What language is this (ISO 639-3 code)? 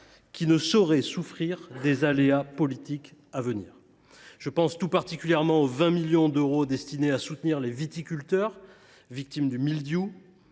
fra